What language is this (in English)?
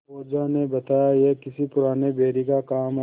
Hindi